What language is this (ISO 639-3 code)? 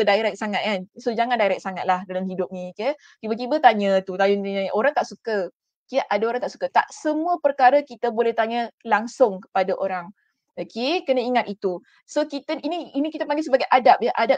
msa